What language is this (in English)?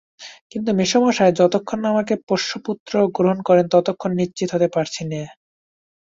Bangla